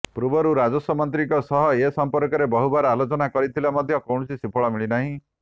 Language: Odia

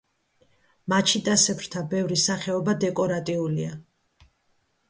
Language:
Georgian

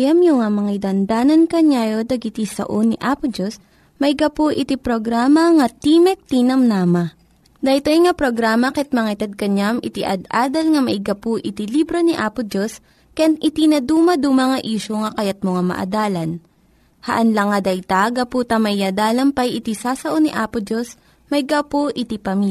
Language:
Filipino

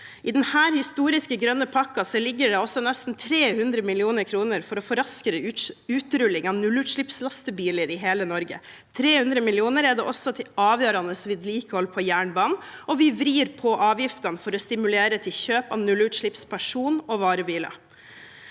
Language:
Norwegian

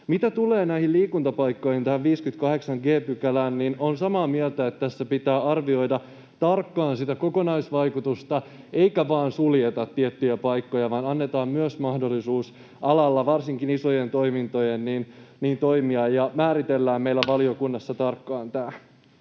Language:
Finnish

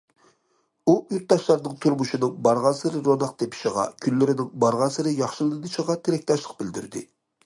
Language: Uyghur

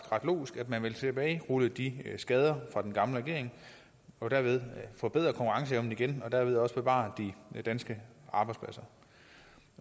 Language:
Danish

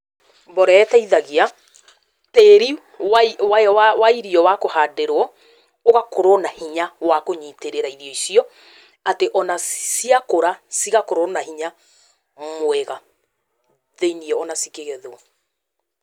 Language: Kikuyu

